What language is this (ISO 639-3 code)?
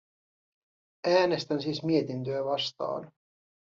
fin